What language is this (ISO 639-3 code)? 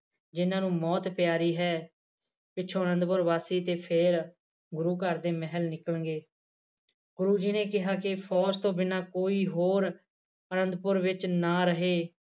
pan